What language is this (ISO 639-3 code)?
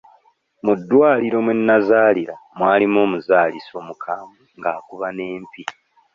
lug